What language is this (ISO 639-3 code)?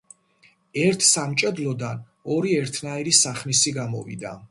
kat